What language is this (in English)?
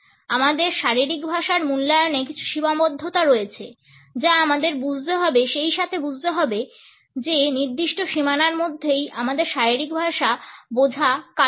Bangla